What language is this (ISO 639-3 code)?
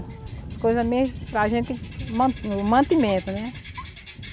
por